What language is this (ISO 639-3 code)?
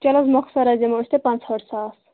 kas